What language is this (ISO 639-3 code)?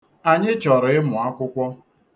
ibo